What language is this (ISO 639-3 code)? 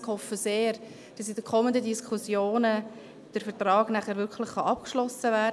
gsw